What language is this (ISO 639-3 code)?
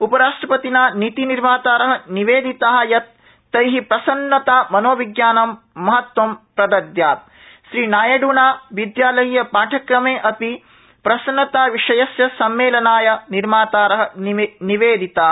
san